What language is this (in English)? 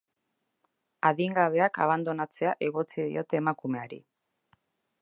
Basque